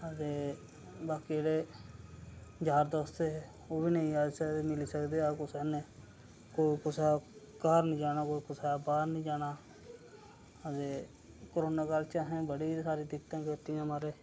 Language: Dogri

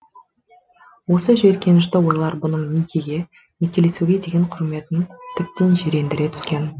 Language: Kazakh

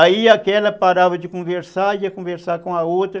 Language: Portuguese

